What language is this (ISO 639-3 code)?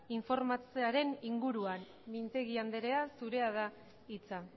eus